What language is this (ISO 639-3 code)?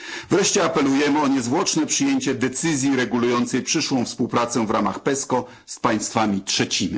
pol